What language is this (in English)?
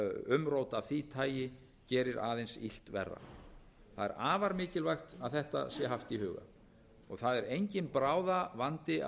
Icelandic